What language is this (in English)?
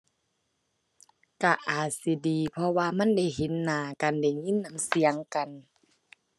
Thai